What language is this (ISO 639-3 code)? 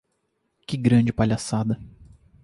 por